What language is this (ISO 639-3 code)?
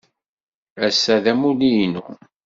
kab